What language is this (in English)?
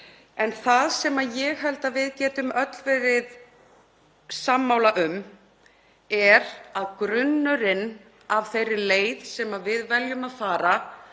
Icelandic